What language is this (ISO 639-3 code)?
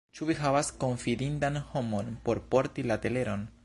epo